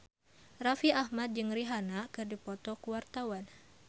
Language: Sundanese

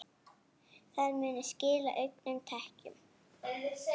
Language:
Icelandic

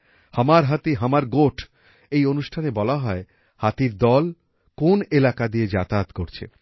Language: Bangla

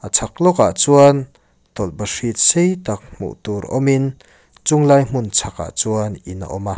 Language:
Mizo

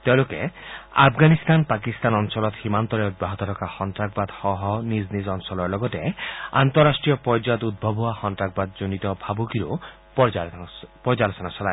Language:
Assamese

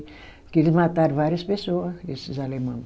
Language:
Portuguese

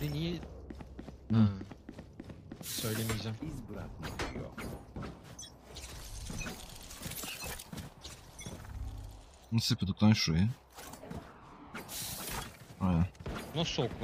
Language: Turkish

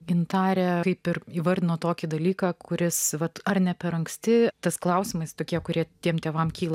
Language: Lithuanian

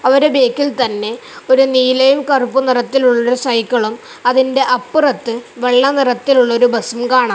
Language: Malayalam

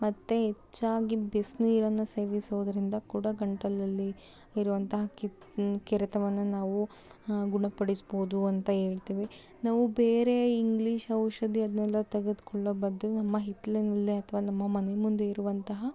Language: Kannada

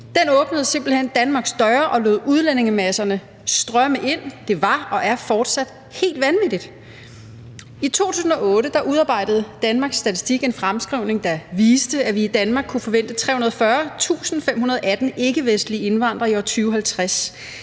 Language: Danish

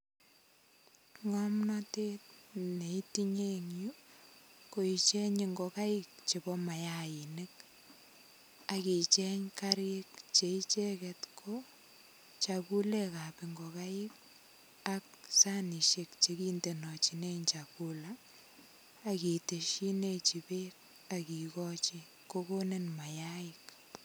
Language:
Kalenjin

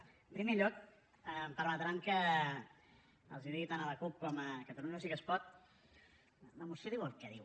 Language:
Catalan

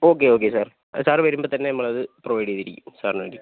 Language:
Malayalam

